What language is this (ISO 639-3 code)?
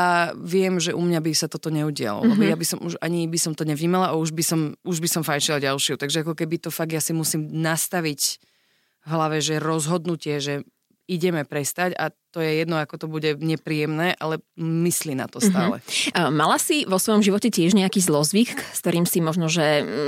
slk